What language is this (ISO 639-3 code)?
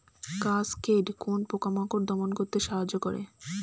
ben